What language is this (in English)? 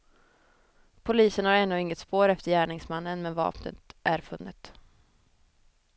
Swedish